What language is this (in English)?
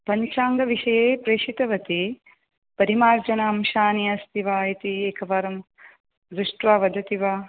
Sanskrit